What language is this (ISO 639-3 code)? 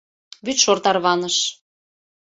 chm